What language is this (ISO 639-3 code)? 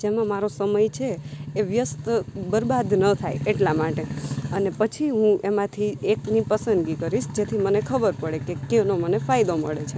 guj